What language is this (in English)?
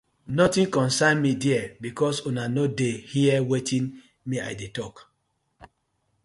Nigerian Pidgin